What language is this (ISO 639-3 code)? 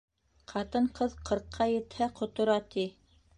bak